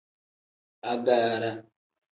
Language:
Tem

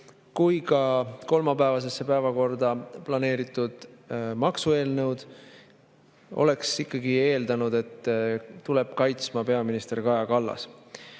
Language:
Estonian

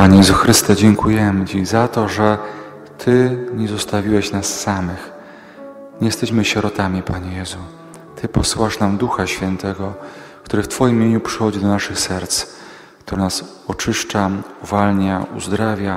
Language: Polish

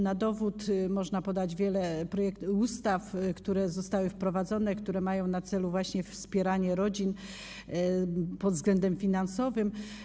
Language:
Polish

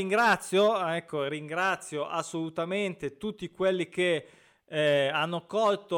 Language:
Italian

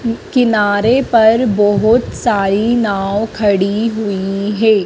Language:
Hindi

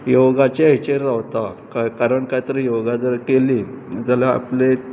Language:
Konkani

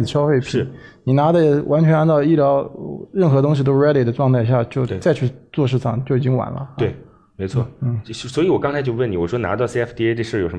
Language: Chinese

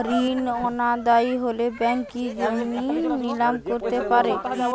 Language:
Bangla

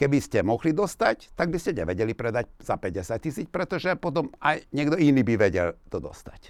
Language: Slovak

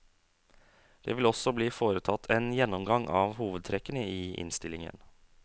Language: Norwegian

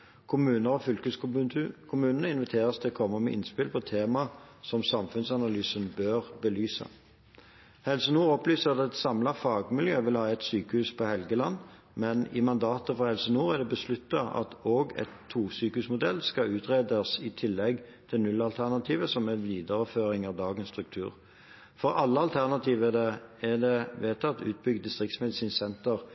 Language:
Norwegian Bokmål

